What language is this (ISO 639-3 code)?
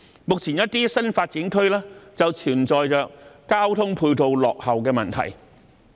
yue